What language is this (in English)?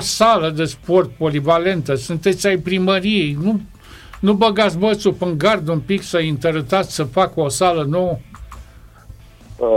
Romanian